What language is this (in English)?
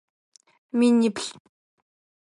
Adyghe